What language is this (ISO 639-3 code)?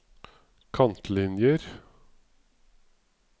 nor